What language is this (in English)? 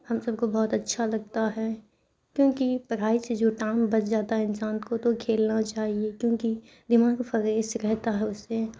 Urdu